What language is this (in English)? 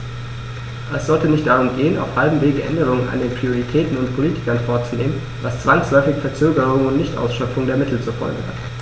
German